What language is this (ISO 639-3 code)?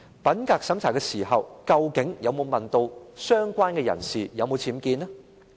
yue